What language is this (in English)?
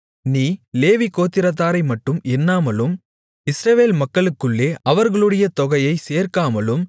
Tamil